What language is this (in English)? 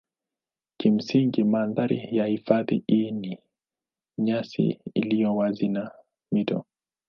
Swahili